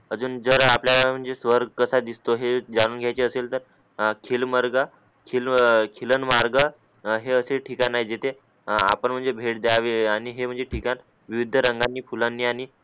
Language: Marathi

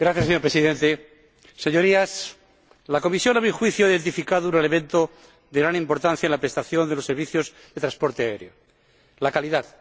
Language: Spanish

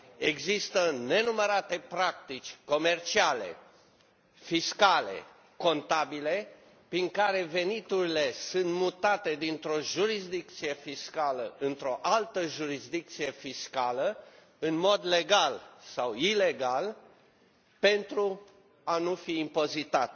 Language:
Romanian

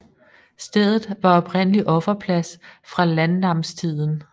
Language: Danish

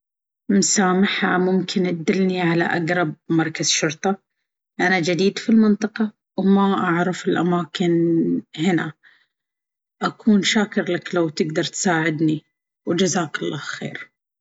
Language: Baharna Arabic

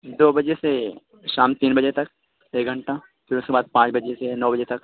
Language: Urdu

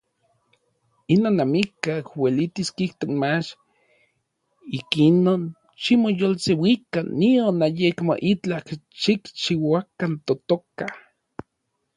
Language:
Orizaba Nahuatl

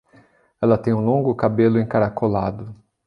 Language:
Portuguese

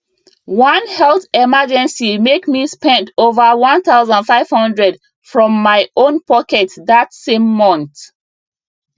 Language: Nigerian Pidgin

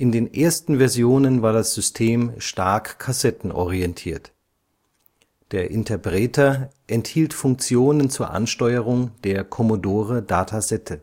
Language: German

